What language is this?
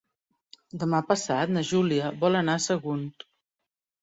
Catalan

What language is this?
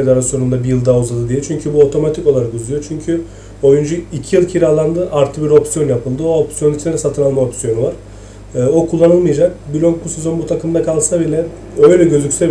Turkish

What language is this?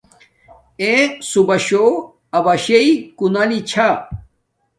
Domaaki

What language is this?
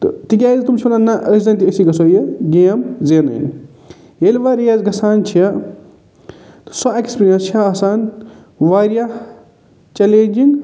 Kashmiri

